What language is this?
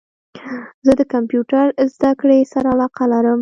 Pashto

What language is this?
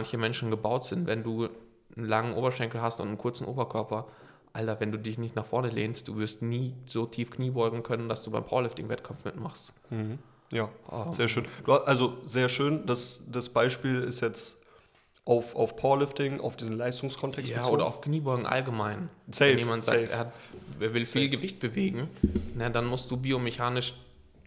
German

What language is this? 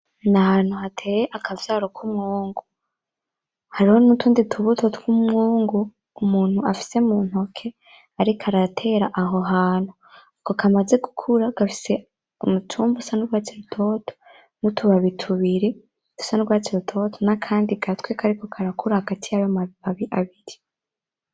Rundi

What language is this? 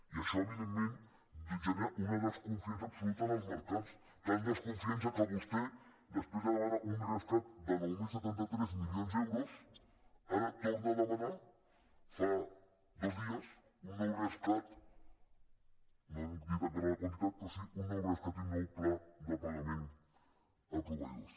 Catalan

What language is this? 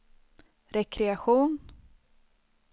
Swedish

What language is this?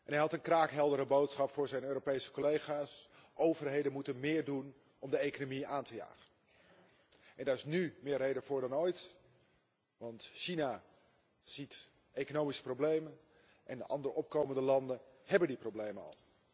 Dutch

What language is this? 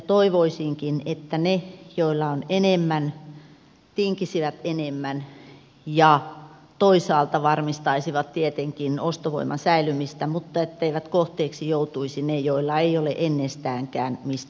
Finnish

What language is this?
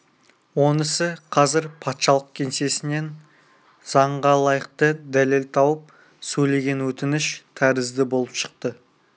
Kazakh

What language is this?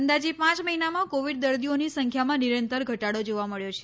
Gujarati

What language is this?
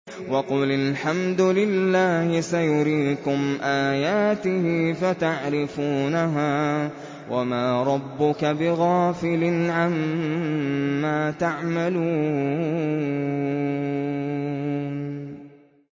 Arabic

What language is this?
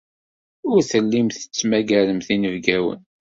Kabyle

